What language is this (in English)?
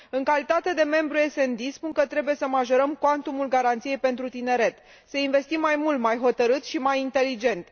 Romanian